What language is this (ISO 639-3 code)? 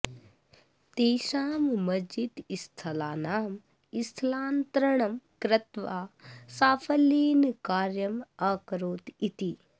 san